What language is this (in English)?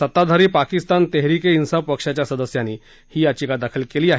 Marathi